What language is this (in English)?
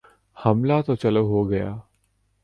Urdu